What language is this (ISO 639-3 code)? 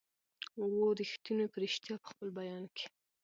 pus